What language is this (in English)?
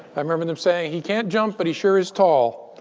English